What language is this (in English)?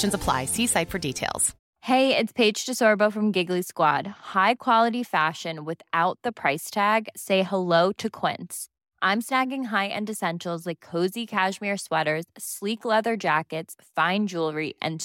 Swedish